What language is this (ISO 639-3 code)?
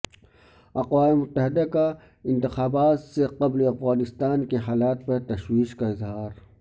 urd